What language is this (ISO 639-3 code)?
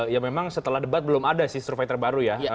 ind